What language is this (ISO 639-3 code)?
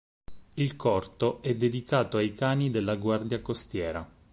ita